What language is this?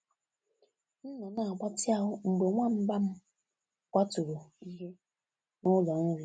Igbo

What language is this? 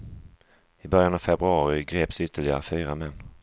Swedish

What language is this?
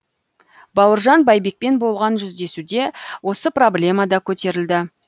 Kazakh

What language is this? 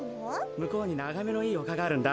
Japanese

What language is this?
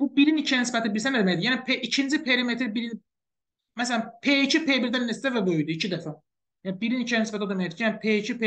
Turkish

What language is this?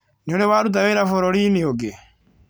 Kikuyu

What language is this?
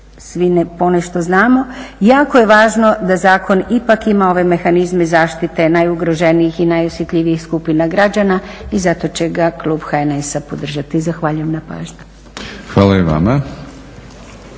Croatian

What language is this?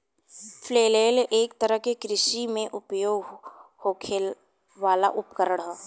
Bhojpuri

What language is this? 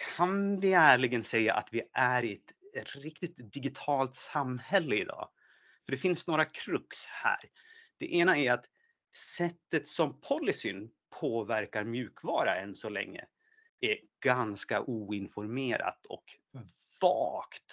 Swedish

